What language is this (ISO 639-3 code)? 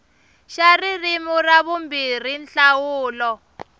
tso